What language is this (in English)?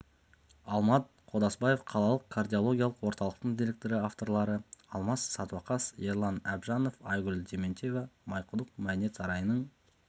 Kazakh